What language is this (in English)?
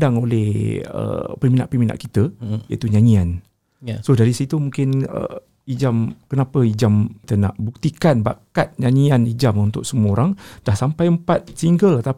Malay